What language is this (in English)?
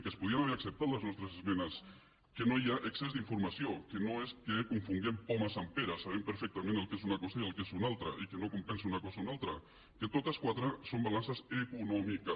Catalan